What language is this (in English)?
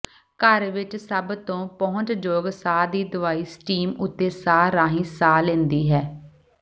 Punjabi